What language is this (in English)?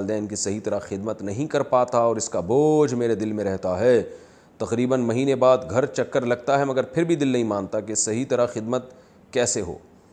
Urdu